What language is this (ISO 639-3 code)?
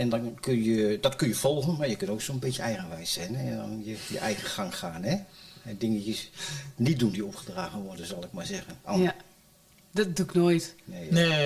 nld